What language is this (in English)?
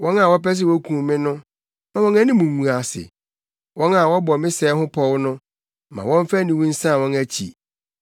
Akan